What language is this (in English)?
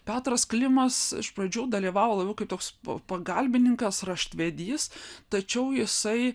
Lithuanian